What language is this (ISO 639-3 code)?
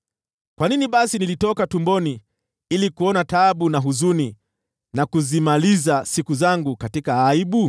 swa